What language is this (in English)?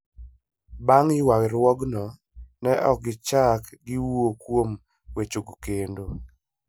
Luo (Kenya and Tanzania)